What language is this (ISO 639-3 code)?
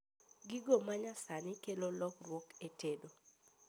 luo